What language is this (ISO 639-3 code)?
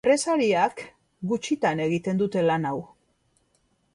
eus